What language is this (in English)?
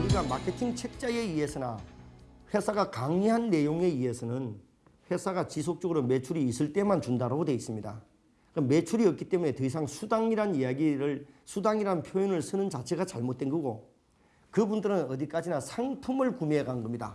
Korean